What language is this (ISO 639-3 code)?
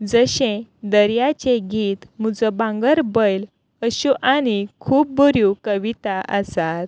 kok